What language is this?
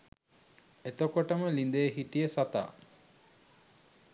Sinhala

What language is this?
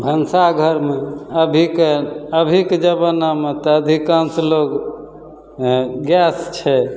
Maithili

